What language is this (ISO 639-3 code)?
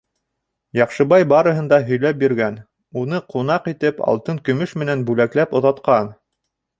bak